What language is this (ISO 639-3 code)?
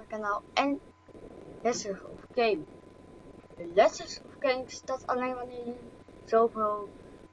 nld